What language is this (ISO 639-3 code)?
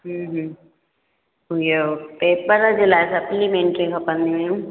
snd